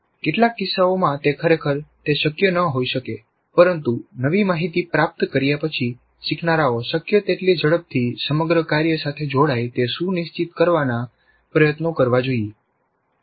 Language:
Gujarati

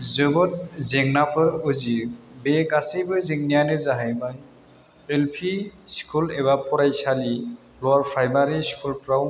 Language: Bodo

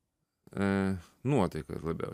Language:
Lithuanian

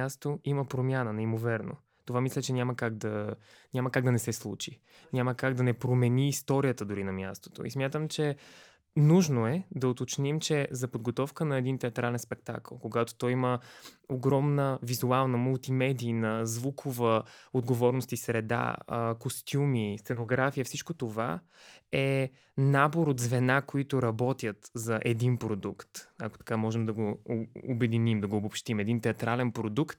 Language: Bulgarian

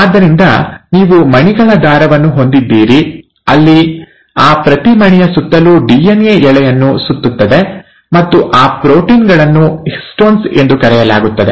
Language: Kannada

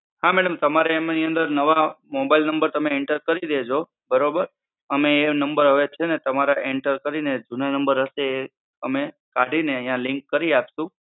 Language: Gujarati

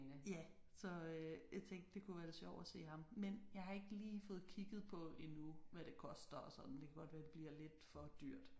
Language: Danish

